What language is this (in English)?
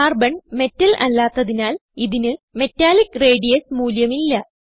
Malayalam